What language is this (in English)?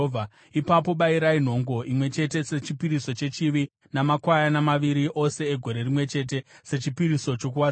Shona